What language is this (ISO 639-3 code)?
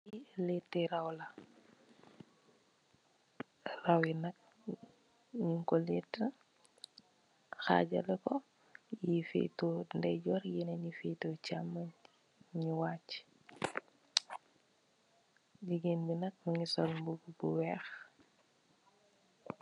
wol